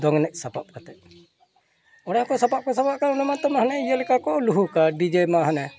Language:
Santali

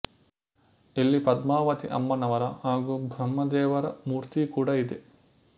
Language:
Kannada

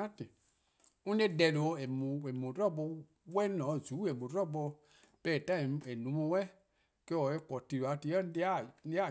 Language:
Eastern Krahn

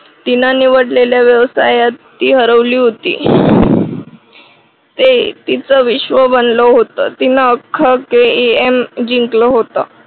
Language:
Marathi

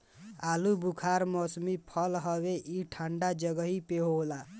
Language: Bhojpuri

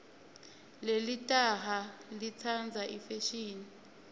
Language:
Swati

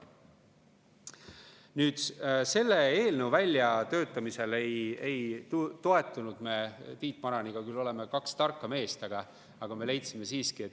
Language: Estonian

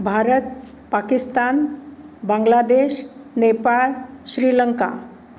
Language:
Marathi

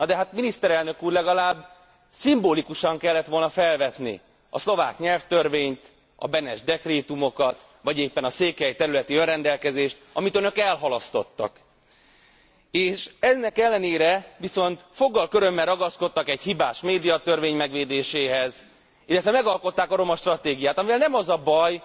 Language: Hungarian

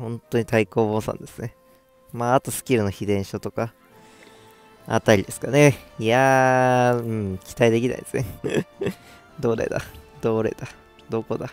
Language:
Japanese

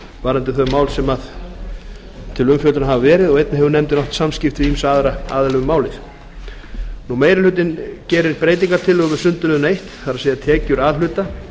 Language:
Icelandic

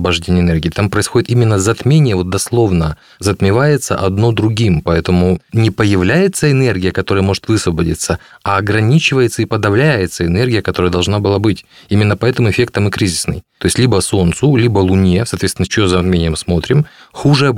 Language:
Russian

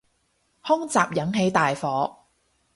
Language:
Cantonese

